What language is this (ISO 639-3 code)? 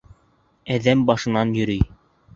bak